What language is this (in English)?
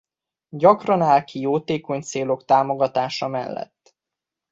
Hungarian